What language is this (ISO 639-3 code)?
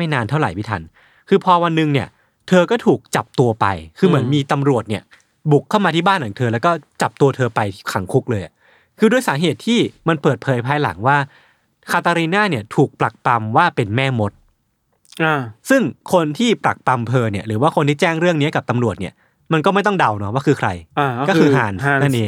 tha